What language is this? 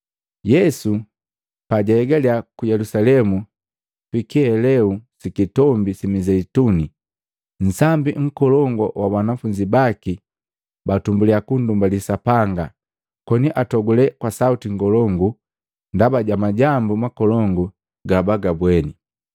Matengo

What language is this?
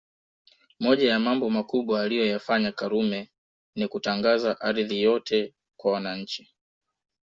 Swahili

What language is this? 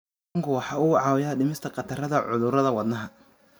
Somali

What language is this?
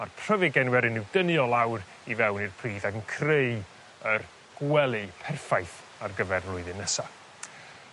Welsh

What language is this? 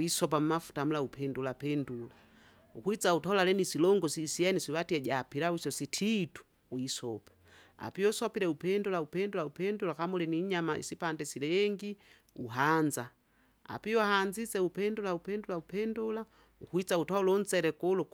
Kinga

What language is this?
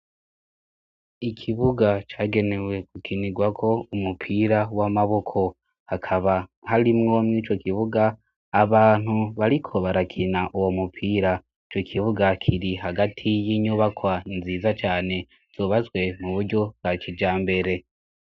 Rundi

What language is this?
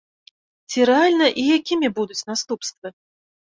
Belarusian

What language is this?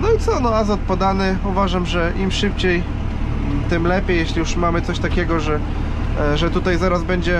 Polish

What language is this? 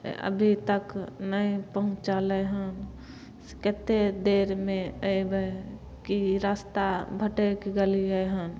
Maithili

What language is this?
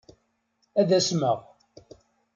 Kabyle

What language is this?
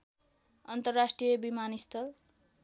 Nepali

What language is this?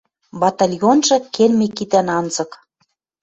Western Mari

